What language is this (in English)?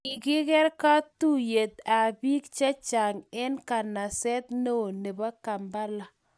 Kalenjin